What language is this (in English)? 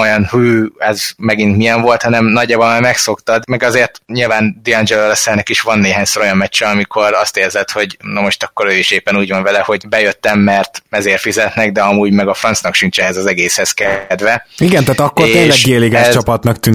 Hungarian